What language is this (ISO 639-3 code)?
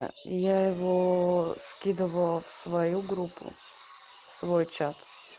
rus